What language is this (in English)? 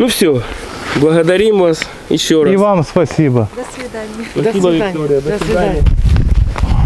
Russian